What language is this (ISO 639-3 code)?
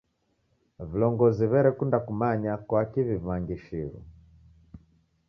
dav